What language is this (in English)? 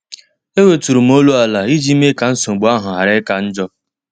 Igbo